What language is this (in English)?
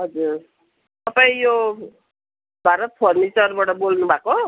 Nepali